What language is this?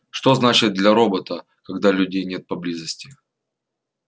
Russian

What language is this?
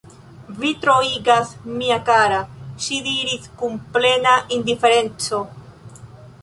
Esperanto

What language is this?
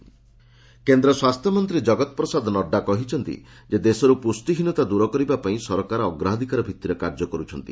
Odia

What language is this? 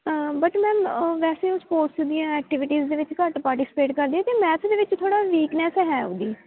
Punjabi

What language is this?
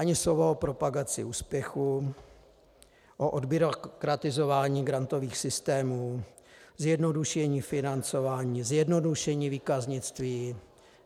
Czech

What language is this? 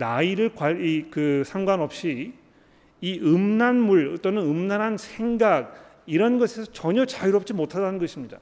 Korean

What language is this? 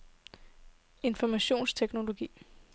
Danish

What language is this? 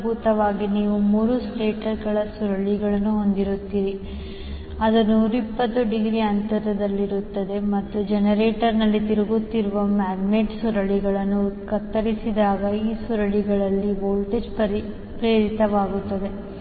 Kannada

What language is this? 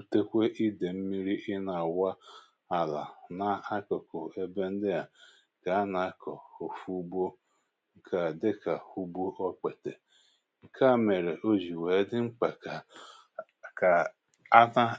Igbo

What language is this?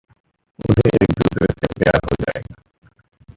Hindi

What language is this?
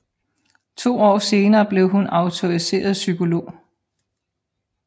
Danish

